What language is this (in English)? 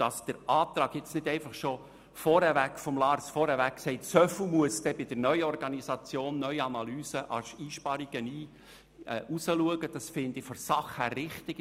Swiss German